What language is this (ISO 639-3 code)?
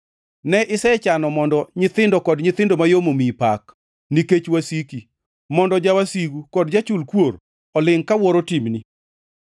luo